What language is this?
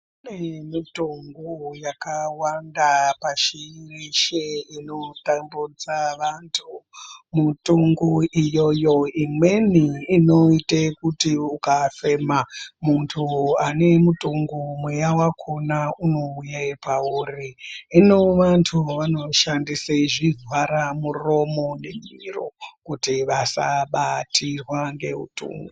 Ndau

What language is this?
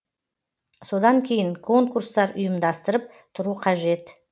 Kazakh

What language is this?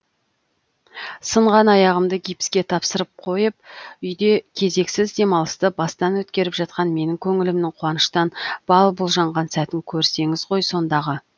Kazakh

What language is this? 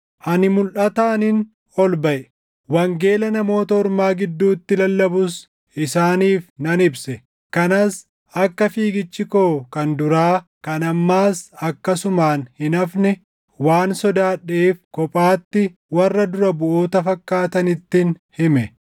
Oromo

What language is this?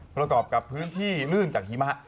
Thai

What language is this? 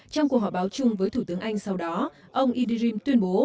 Vietnamese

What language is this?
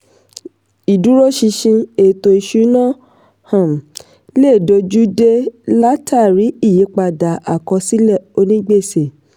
Yoruba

